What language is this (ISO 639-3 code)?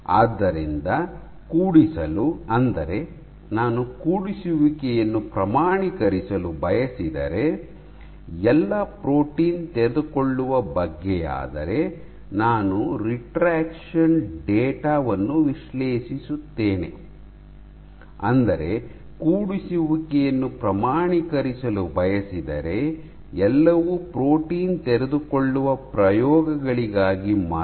kan